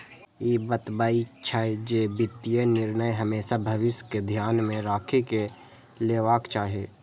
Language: Maithili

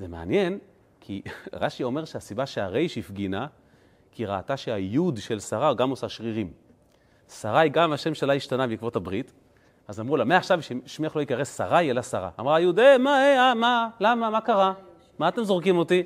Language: Hebrew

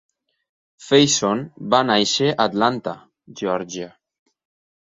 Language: Catalan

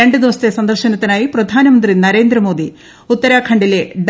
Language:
Malayalam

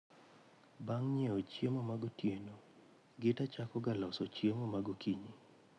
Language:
Luo (Kenya and Tanzania)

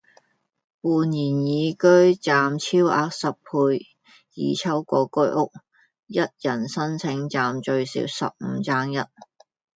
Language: Cantonese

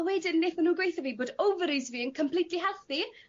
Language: Welsh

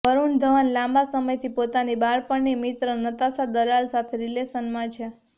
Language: Gujarati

